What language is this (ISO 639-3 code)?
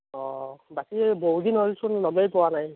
asm